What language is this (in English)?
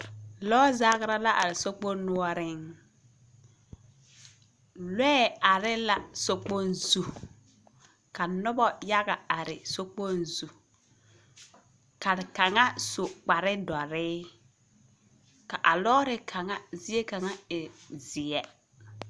Southern Dagaare